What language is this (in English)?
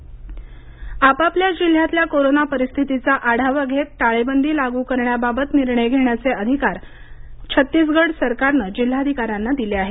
Marathi